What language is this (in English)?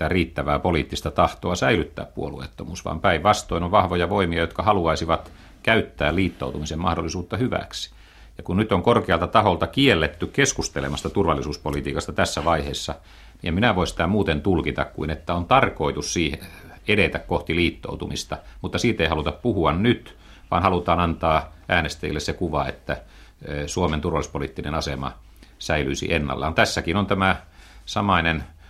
Finnish